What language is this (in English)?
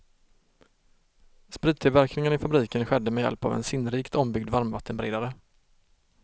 Swedish